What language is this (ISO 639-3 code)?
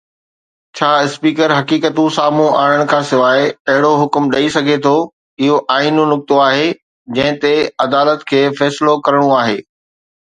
snd